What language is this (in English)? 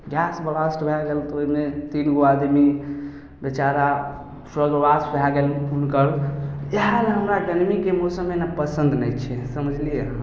Maithili